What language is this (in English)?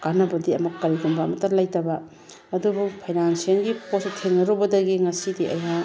Manipuri